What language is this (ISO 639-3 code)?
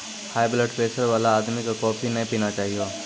mai